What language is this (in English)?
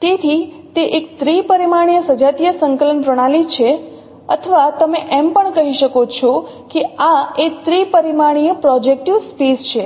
Gujarati